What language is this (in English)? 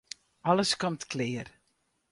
Western Frisian